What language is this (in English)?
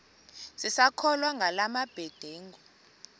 Xhosa